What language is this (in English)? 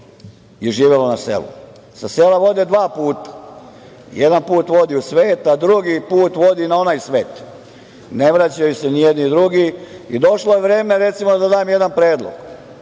Serbian